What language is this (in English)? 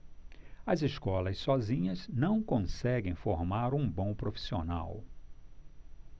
Portuguese